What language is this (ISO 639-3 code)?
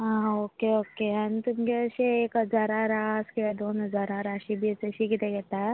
kok